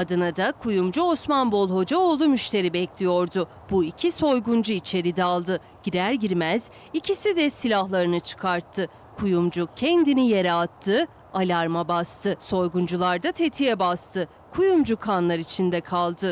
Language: Turkish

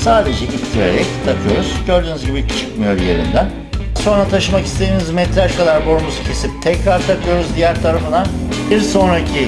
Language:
Turkish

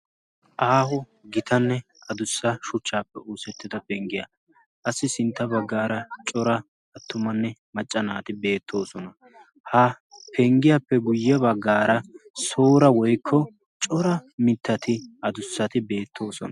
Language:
Wolaytta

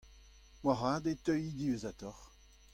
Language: Breton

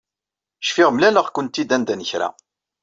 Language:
Kabyle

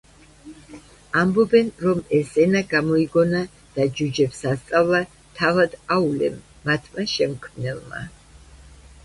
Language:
Georgian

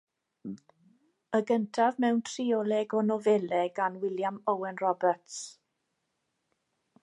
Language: Welsh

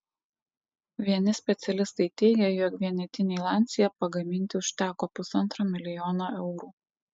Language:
Lithuanian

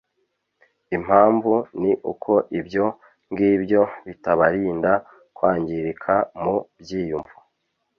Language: Kinyarwanda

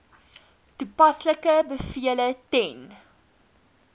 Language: Afrikaans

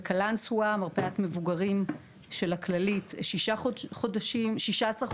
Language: Hebrew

